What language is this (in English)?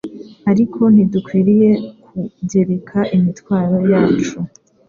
Kinyarwanda